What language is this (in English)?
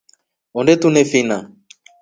Rombo